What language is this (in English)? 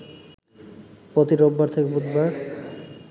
Bangla